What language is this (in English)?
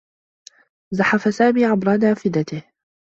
Arabic